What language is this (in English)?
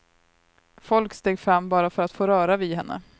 Swedish